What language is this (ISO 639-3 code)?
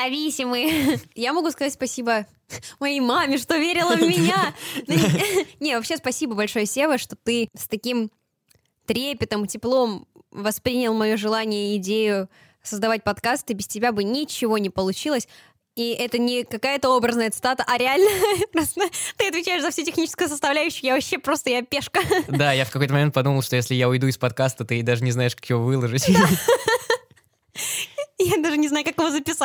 rus